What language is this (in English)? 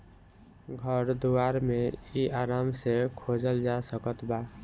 Bhojpuri